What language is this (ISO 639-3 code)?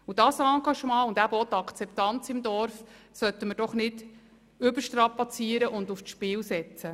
gsw